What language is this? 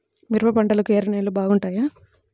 Telugu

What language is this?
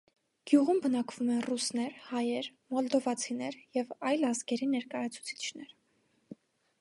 Armenian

